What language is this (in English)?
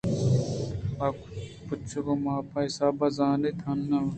Eastern Balochi